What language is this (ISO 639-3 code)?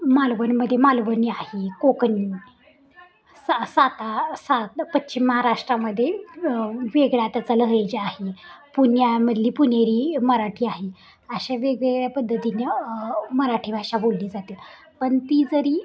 mar